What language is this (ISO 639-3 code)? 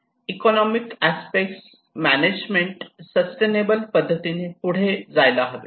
mar